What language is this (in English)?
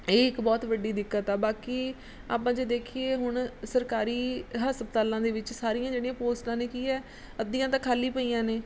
Punjabi